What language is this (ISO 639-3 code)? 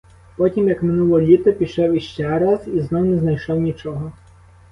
ukr